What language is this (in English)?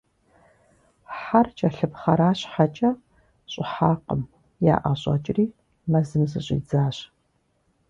Kabardian